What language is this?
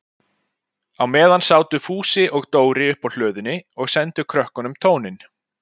Icelandic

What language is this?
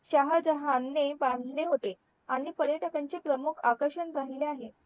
Marathi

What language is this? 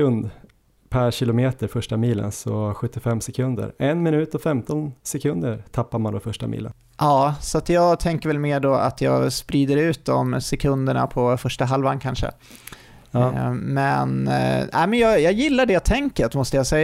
Swedish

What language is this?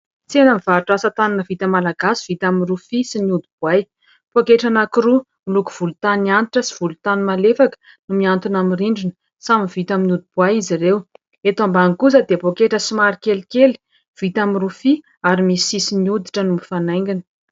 Malagasy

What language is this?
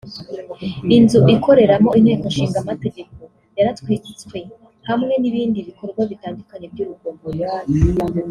Kinyarwanda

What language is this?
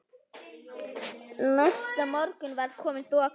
Icelandic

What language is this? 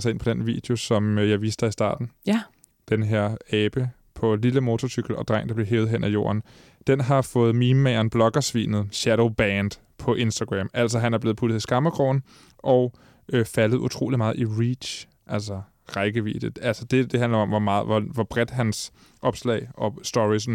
Danish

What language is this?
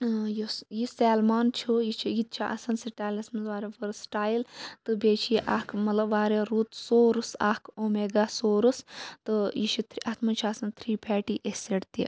Kashmiri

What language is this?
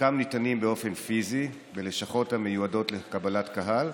Hebrew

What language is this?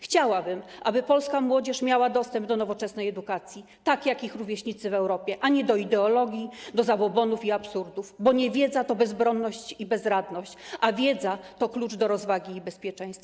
Polish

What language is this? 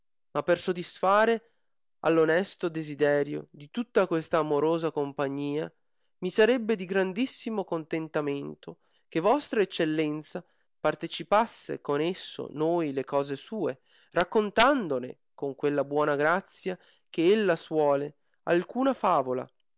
Italian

